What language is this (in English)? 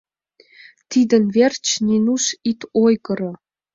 Mari